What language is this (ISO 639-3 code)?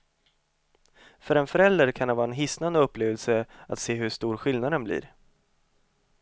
swe